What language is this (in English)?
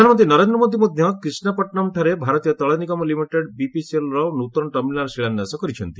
Odia